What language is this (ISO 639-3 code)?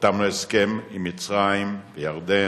heb